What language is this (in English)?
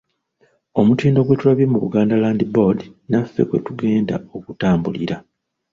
Ganda